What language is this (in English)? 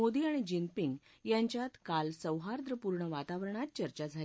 Marathi